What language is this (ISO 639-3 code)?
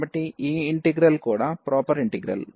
tel